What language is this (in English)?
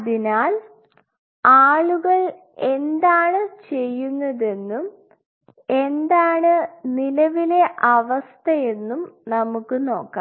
Malayalam